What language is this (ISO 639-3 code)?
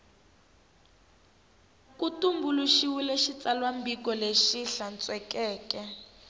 tso